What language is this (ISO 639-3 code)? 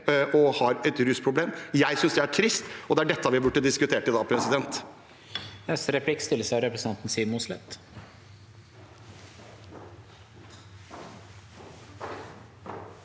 nor